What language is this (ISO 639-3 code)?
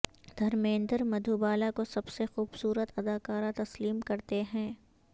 urd